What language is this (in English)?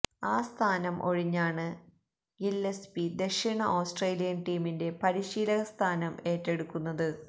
Malayalam